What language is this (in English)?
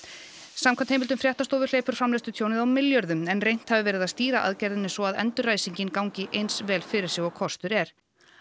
Icelandic